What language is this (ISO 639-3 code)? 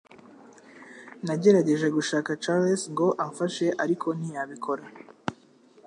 kin